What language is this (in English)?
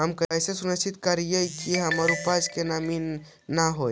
Magahi